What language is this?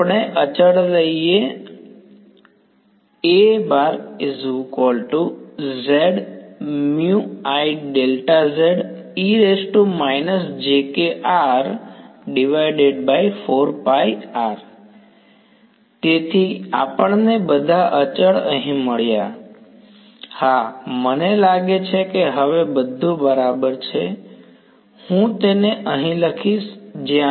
Gujarati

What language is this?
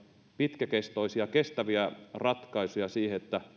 Finnish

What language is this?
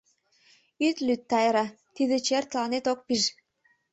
Mari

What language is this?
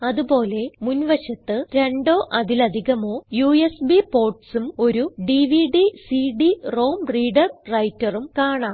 Malayalam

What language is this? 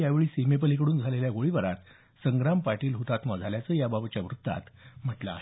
Marathi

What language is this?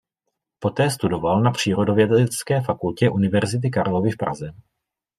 Czech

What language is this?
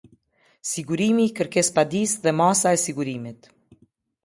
Albanian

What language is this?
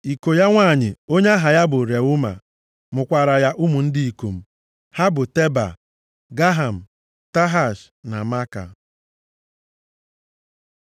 Igbo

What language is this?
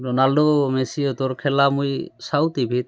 Assamese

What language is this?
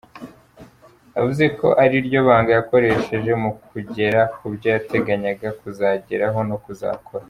Kinyarwanda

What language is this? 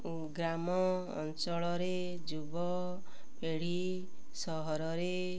Odia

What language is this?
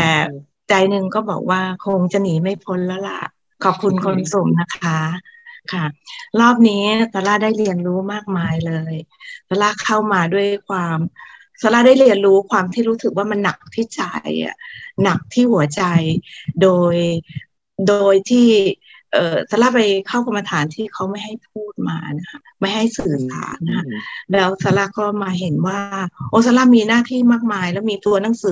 Thai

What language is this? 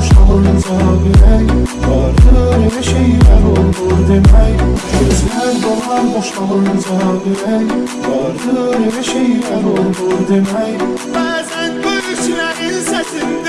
Azerbaijani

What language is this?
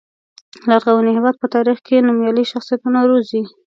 Pashto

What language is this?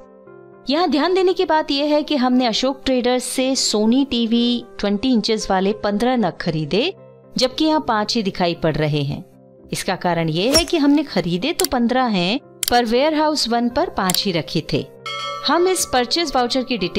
Hindi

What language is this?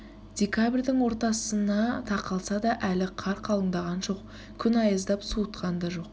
Kazakh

